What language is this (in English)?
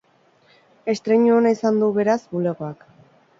Basque